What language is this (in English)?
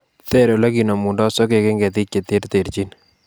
Kalenjin